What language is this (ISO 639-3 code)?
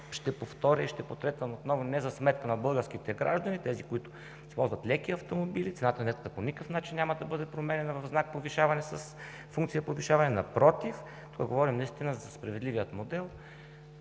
bul